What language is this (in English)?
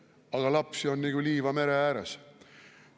Estonian